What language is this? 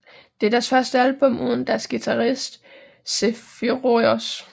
Danish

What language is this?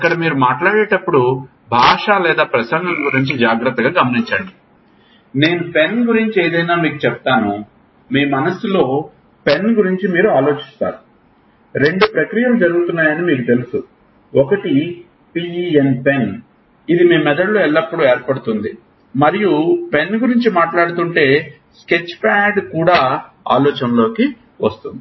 Telugu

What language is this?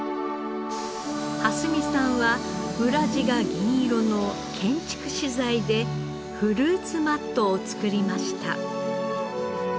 Japanese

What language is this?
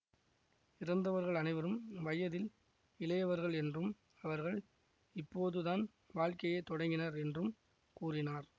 Tamil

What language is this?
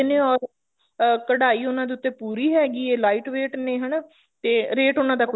Punjabi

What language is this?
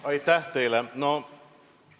Estonian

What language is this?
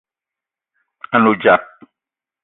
Eton (Cameroon)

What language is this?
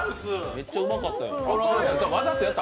Japanese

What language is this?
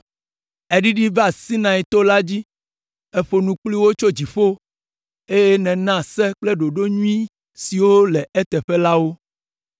Ewe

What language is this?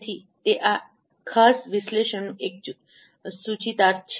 Gujarati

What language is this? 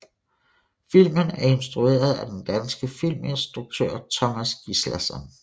Danish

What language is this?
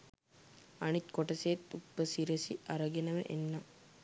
Sinhala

